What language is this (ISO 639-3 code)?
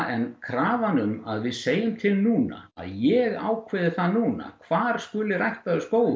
isl